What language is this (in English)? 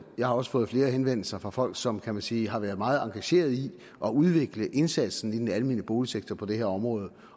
Danish